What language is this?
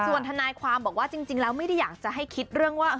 Thai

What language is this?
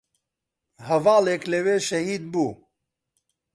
Central Kurdish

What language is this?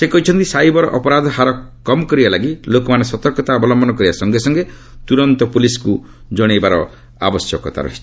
Odia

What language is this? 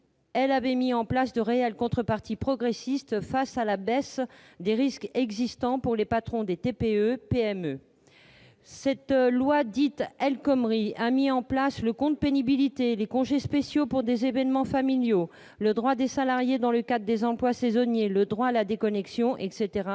French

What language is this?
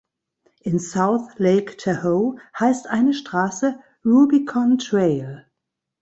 German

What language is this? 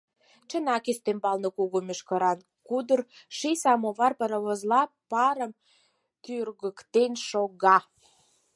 Mari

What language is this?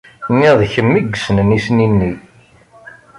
Kabyle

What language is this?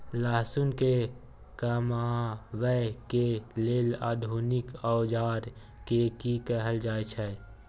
Maithili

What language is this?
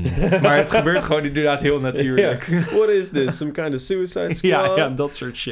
Dutch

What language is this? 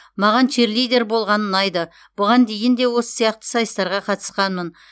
Kazakh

